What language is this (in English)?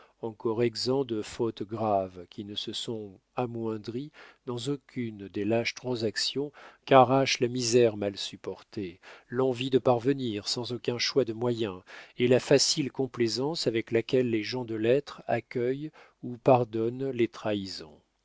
French